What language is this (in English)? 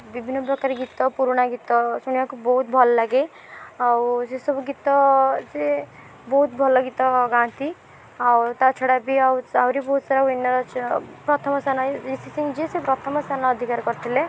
Odia